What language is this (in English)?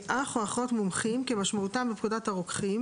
Hebrew